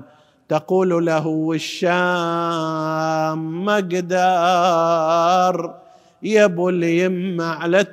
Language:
Arabic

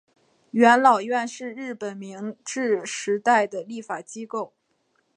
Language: Chinese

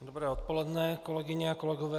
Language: Czech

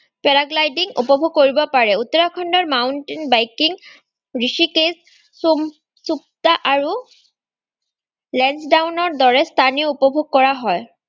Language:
Assamese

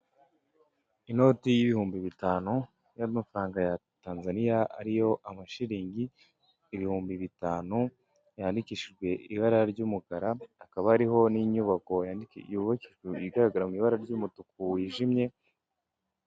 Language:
Kinyarwanda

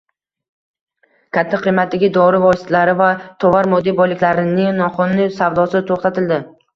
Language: Uzbek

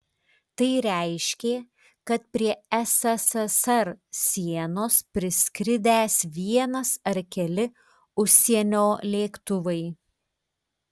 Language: Lithuanian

